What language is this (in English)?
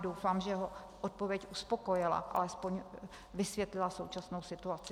Czech